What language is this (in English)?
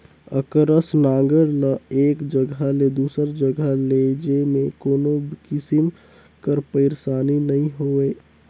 Chhattisgarhi